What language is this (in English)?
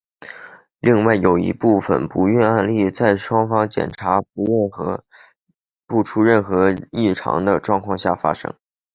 Chinese